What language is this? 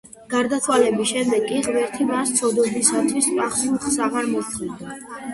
Georgian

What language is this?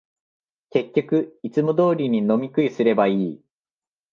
Japanese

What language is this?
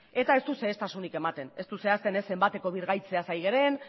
Basque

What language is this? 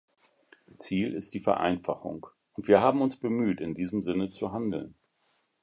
German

